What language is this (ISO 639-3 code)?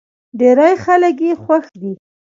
pus